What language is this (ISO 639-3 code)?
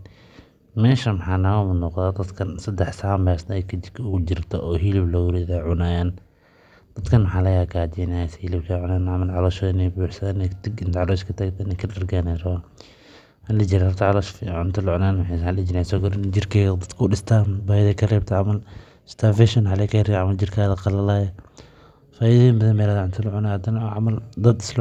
som